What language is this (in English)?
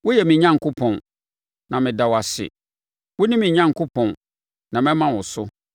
Akan